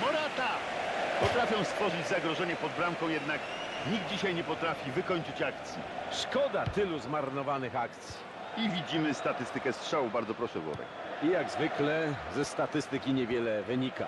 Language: Polish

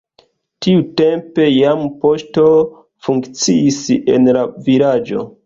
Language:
Esperanto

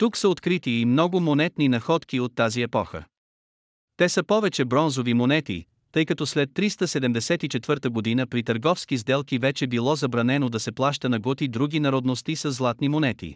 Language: Bulgarian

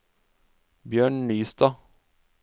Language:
Norwegian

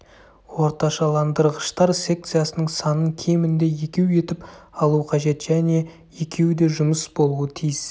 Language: Kazakh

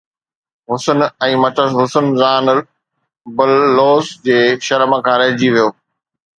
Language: Sindhi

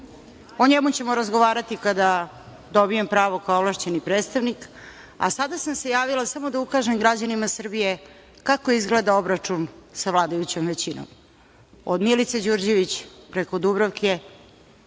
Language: Serbian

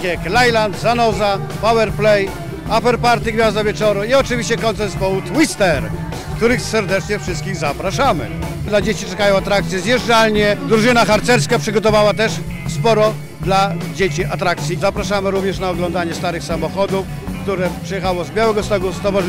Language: Polish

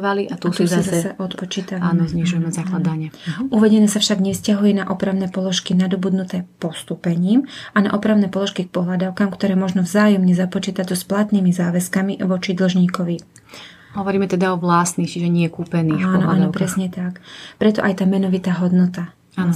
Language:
Slovak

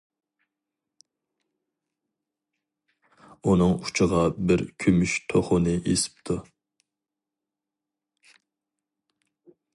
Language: Uyghur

